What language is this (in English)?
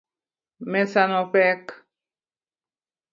Luo (Kenya and Tanzania)